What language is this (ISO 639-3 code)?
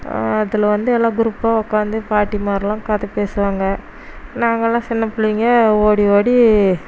tam